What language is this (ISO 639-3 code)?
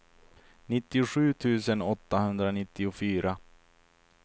swe